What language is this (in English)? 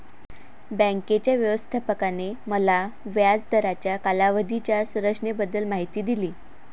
Marathi